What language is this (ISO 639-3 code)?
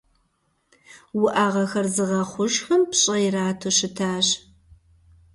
kbd